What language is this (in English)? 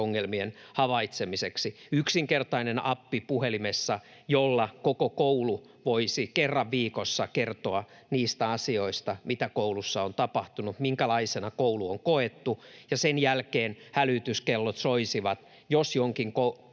Finnish